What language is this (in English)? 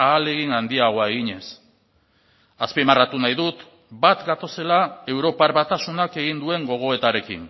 Basque